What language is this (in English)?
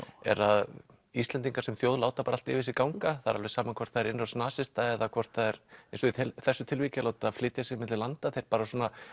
Icelandic